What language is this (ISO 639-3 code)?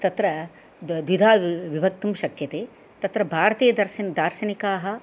san